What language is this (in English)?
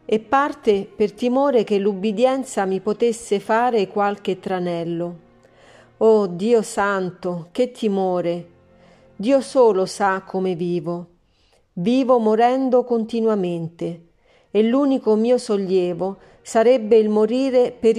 Italian